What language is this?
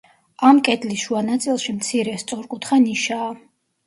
Georgian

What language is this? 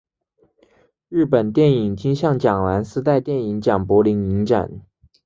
Chinese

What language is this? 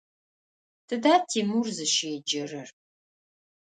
Adyghe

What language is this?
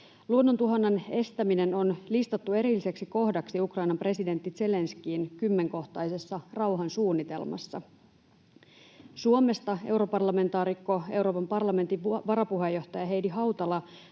Finnish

